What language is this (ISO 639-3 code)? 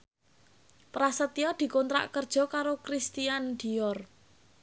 jav